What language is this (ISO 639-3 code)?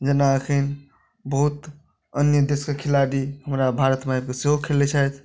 mai